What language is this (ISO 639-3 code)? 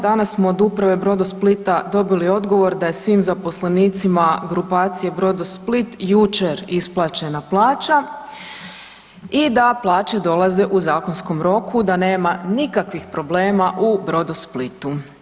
hrv